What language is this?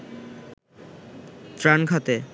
Bangla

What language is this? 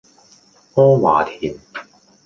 Cantonese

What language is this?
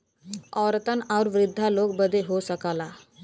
Bhojpuri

